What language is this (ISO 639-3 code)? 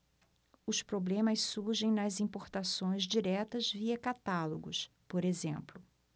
por